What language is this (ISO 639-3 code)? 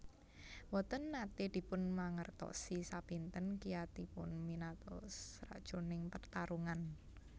jav